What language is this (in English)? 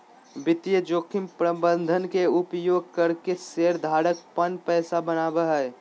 Magahi